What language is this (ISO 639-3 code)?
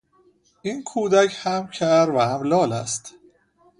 fas